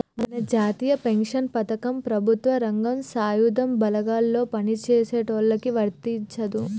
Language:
Telugu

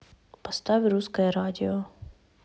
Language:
Russian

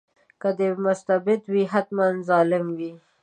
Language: Pashto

